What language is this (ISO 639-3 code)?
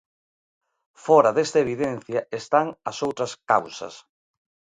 glg